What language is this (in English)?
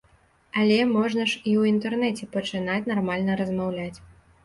Belarusian